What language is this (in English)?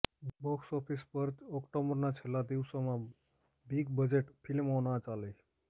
Gujarati